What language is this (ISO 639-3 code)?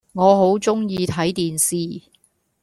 yue